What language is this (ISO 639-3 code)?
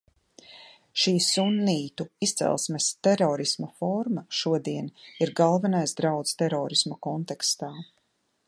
lav